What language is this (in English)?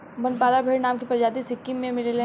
Bhojpuri